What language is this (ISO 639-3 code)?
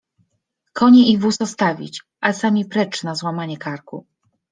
pol